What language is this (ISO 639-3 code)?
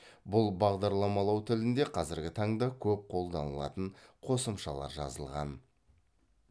kaz